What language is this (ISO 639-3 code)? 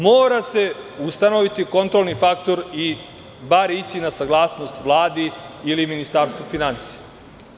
srp